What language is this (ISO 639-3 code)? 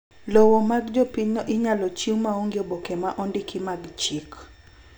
luo